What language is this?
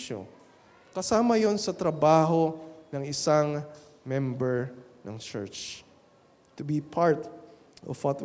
Filipino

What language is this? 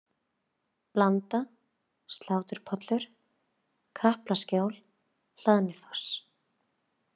Icelandic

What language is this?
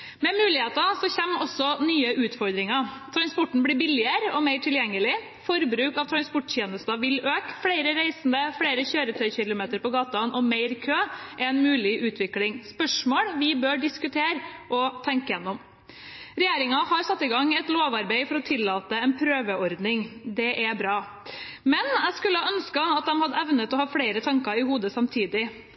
Norwegian Bokmål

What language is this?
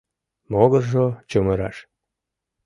Mari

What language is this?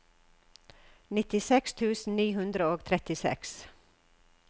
Norwegian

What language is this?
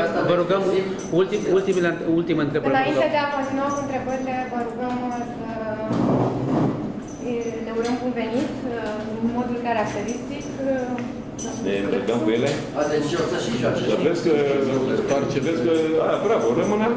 Romanian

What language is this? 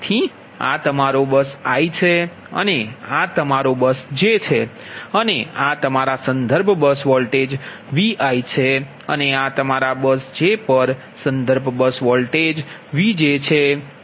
Gujarati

